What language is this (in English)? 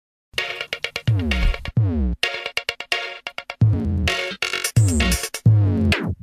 Russian